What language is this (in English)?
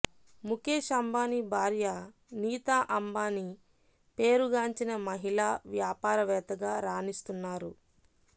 Telugu